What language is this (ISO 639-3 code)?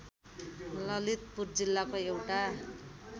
nep